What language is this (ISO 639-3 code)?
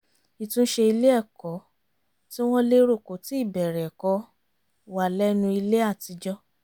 yor